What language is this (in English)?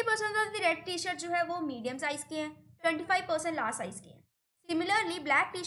Hindi